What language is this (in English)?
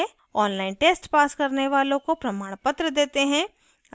Hindi